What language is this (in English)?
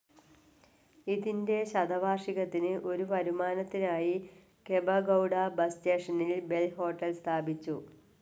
Malayalam